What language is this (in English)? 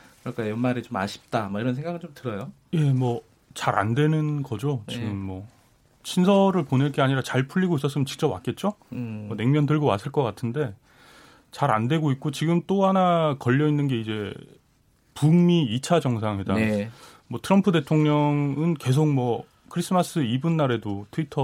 Korean